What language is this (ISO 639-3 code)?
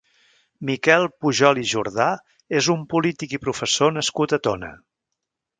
cat